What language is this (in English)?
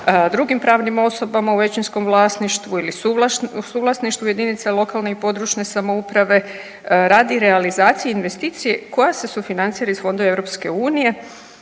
Croatian